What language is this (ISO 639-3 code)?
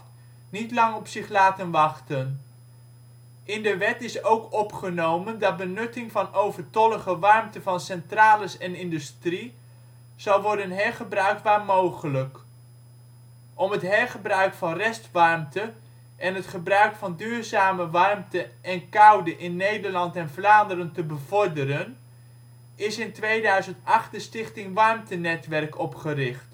nld